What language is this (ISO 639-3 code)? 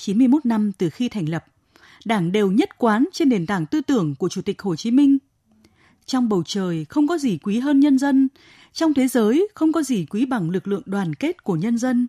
vie